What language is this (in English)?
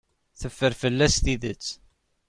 Kabyle